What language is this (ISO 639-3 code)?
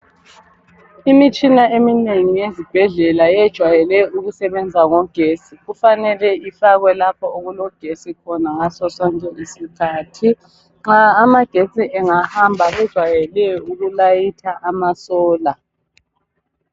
nde